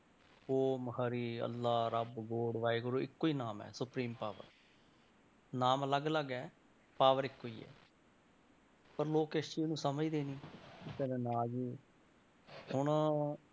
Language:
Punjabi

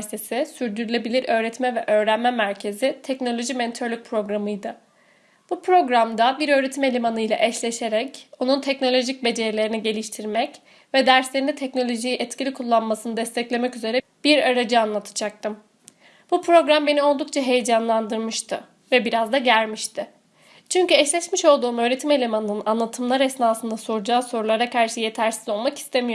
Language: Turkish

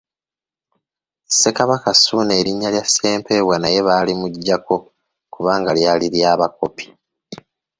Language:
Ganda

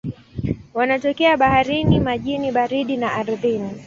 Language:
Swahili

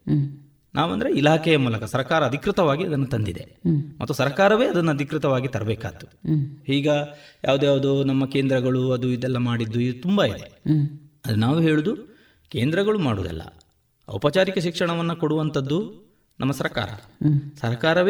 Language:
Kannada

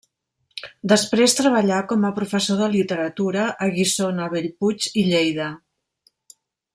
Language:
Catalan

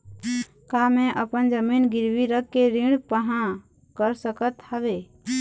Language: Chhattisgarhi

